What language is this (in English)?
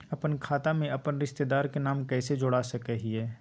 Magahi